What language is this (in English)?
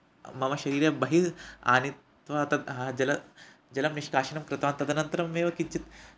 Sanskrit